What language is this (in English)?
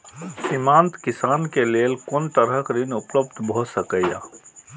Maithili